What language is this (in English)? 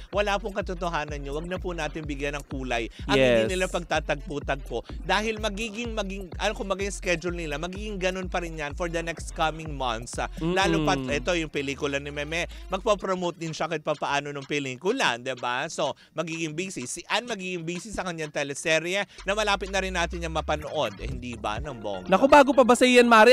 Filipino